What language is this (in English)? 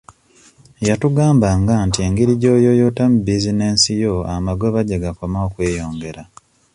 Ganda